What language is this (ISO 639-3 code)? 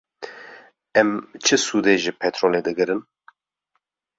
kur